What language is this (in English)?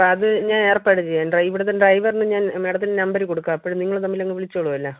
Malayalam